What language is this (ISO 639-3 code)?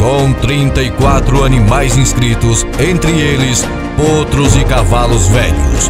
por